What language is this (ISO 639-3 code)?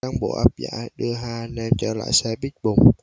vie